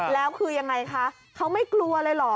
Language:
Thai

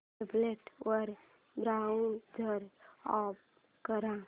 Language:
Marathi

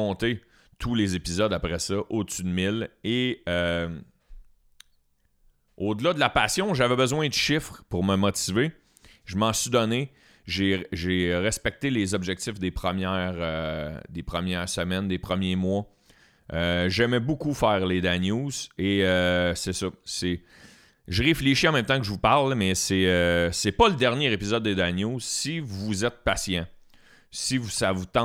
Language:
French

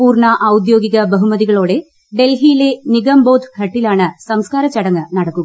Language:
Malayalam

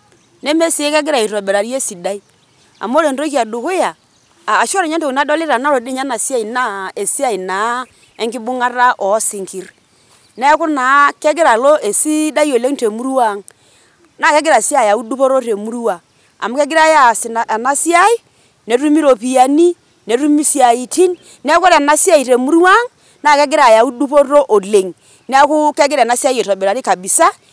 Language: Masai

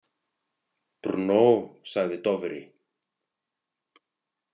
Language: Icelandic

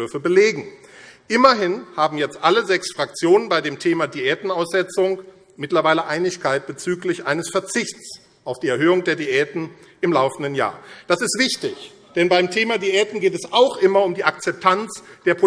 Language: German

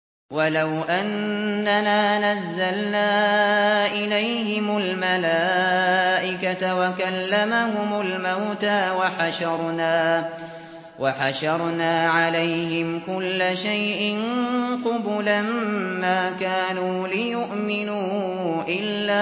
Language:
Arabic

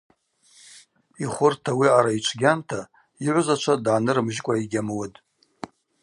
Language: Abaza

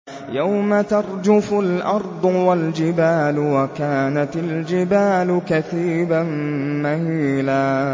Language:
Arabic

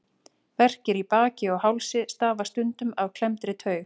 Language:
Icelandic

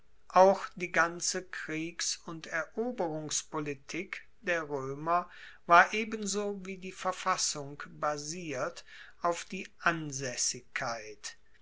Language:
German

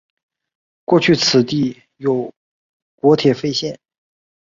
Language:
Chinese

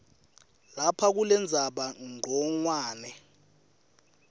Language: Swati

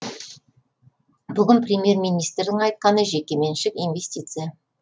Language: Kazakh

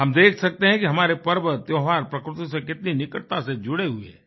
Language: Hindi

